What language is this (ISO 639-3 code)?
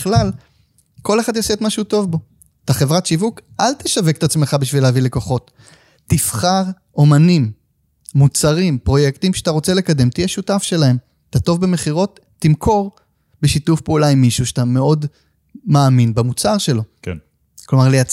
heb